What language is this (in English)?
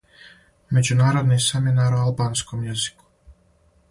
Serbian